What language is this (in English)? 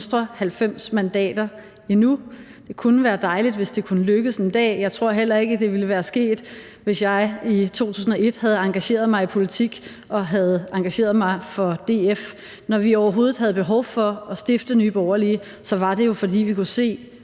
Danish